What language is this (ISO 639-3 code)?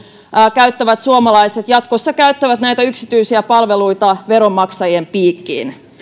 fin